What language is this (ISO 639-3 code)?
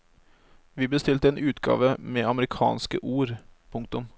nor